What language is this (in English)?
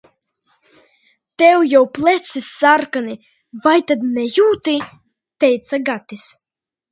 Latvian